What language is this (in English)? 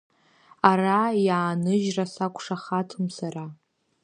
Abkhazian